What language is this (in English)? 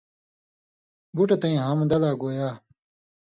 Indus Kohistani